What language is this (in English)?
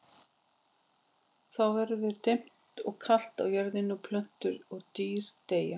Icelandic